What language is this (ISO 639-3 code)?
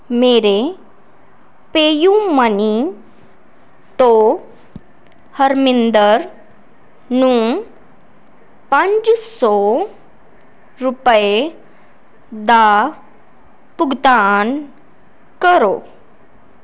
pan